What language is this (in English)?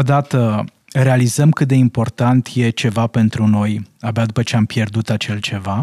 Romanian